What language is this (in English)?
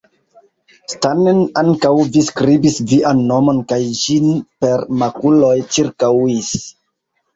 Esperanto